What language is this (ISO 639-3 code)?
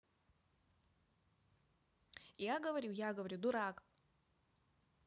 rus